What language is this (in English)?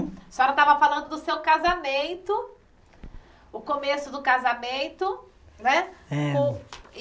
Portuguese